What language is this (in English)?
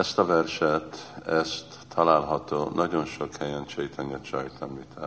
Hungarian